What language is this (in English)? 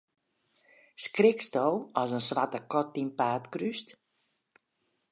Western Frisian